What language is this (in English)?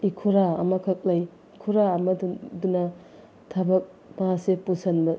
Manipuri